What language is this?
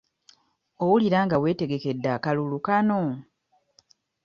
Ganda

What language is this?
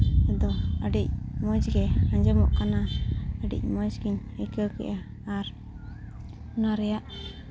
Santali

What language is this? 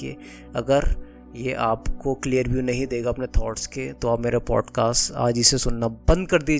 Hindi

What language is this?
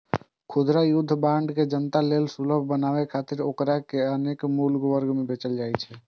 Maithili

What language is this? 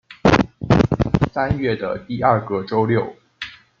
Chinese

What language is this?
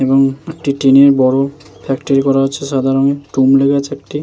Bangla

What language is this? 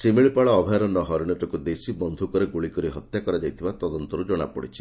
Odia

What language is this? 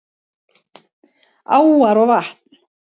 Icelandic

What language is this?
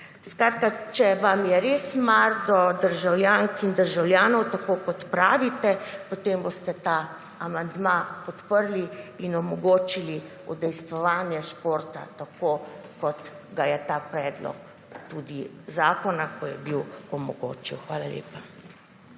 Slovenian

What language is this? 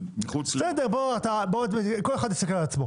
Hebrew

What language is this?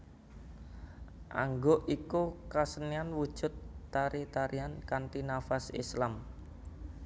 Javanese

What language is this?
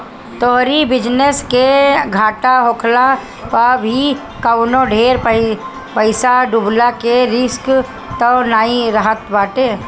Bhojpuri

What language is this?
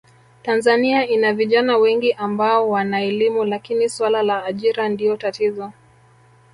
Swahili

